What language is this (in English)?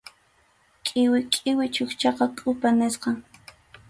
Arequipa-La Unión Quechua